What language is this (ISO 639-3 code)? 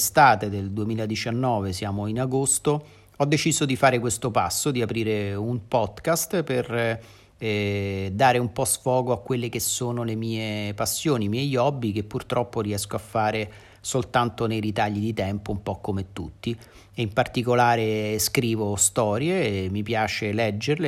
ita